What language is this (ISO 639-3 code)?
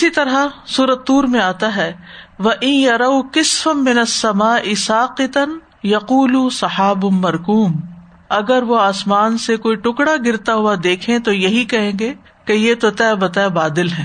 urd